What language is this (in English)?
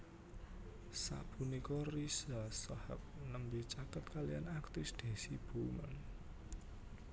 Javanese